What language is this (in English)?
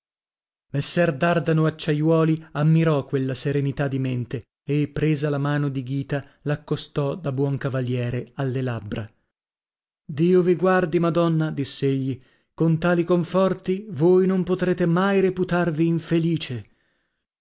Italian